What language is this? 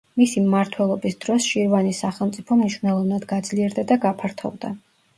Georgian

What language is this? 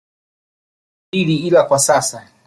Swahili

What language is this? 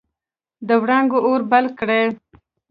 Pashto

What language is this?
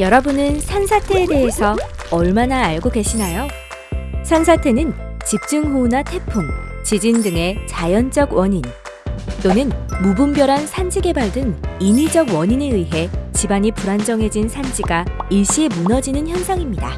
Korean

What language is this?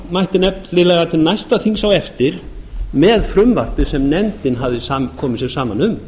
Icelandic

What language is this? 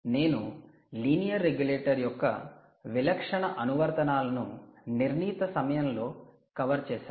Telugu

